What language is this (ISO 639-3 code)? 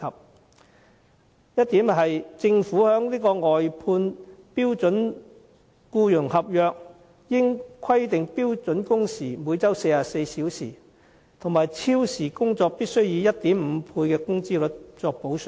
yue